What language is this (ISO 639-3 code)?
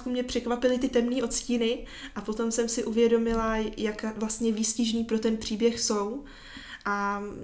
ces